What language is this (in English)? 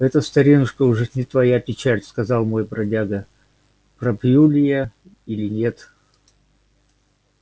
Russian